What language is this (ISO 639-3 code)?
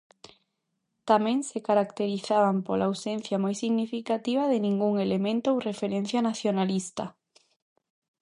glg